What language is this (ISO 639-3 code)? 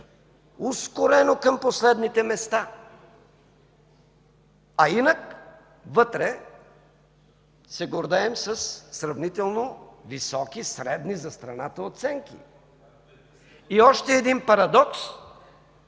bul